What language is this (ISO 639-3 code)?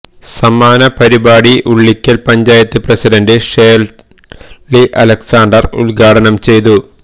mal